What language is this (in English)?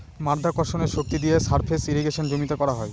Bangla